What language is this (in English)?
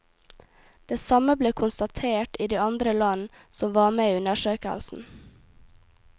Norwegian